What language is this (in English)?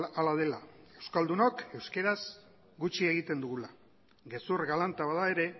Basque